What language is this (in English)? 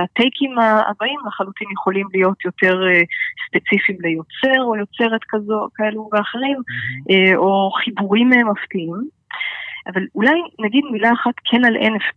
Hebrew